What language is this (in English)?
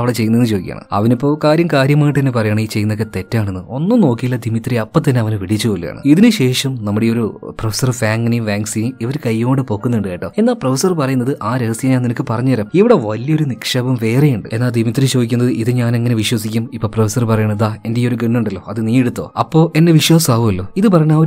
Malayalam